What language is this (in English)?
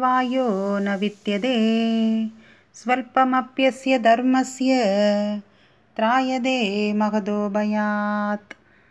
Tamil